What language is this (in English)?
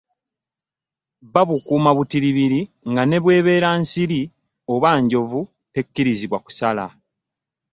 Ganda